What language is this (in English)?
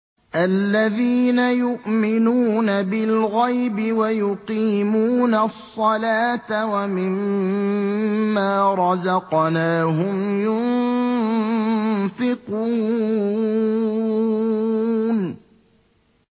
Arabic